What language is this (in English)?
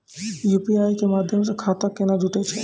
Maithili